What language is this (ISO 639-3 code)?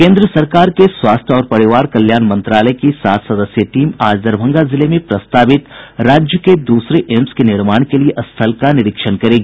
hin